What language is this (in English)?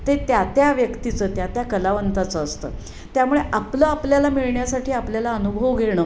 Marathi